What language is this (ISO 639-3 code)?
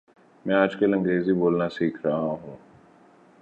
urd